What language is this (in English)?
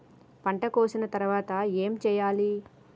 Telugu